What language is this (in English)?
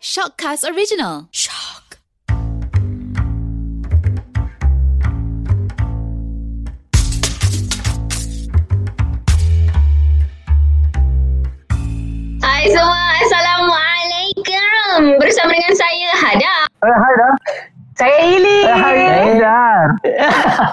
Malay